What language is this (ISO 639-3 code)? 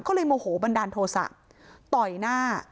tha